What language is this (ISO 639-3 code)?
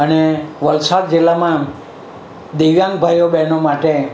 guj